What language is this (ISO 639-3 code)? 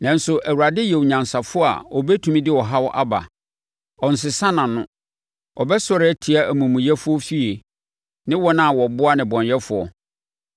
aka